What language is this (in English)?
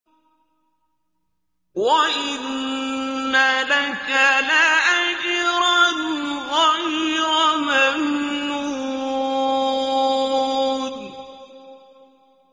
Arabic